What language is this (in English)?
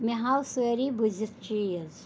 Kashmiri